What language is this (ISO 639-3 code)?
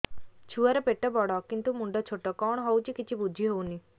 ori